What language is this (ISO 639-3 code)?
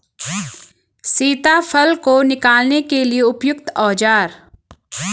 hin